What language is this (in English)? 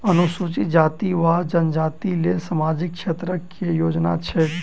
Maithili